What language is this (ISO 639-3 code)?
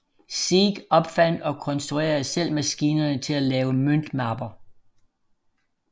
dan